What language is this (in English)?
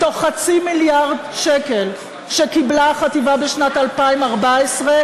Hebrew